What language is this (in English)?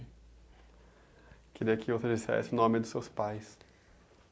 Portuguese